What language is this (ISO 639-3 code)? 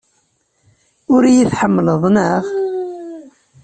kab